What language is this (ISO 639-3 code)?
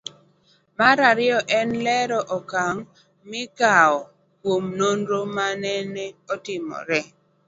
luo